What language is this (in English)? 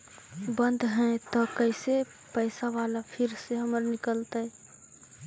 Magahi